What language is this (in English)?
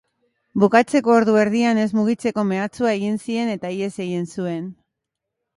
Basque